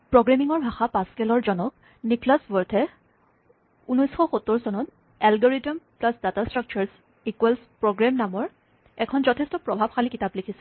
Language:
Assamese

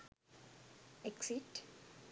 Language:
Sinhala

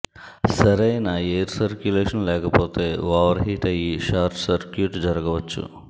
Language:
Telugu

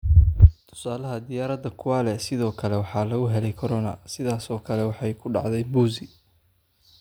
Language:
Somali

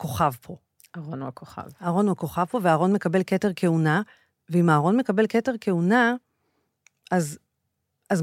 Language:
Hebrew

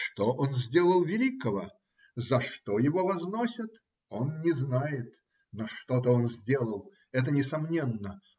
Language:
Russian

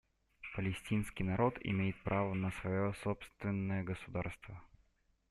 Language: Russian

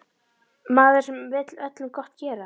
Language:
Icelandic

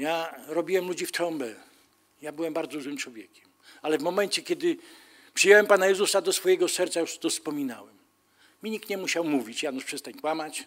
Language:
Polish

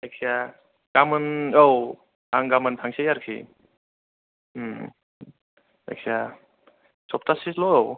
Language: Bodo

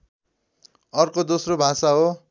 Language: Nepali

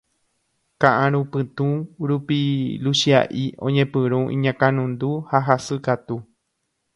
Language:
Guarani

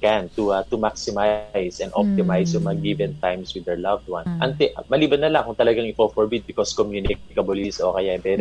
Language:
Filipino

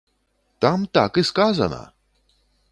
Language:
Belarusian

